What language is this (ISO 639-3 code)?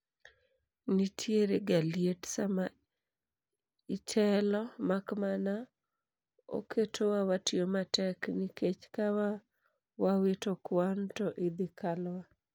luo